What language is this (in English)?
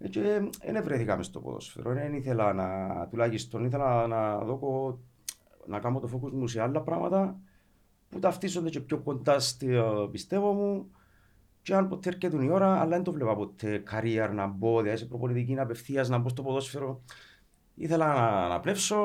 Greek